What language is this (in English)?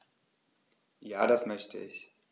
German